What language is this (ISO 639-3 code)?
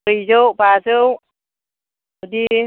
brx